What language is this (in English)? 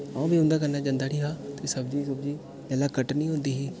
Dogri